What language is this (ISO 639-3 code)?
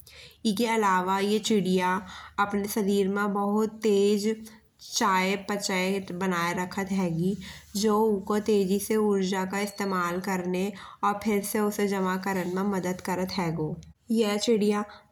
bns